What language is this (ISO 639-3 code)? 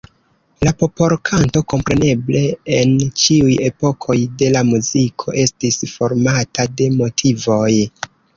epo